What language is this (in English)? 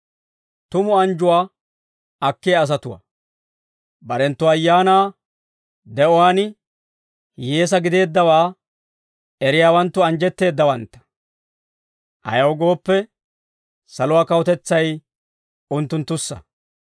Dawro